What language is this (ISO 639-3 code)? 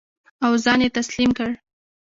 pus